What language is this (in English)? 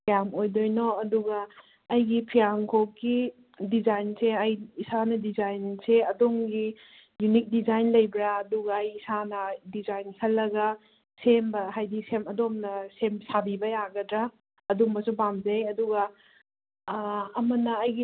Manipuri